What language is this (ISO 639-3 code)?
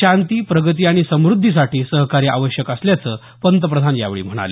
mar